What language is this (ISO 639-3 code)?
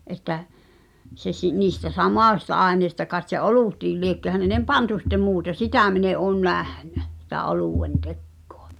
fin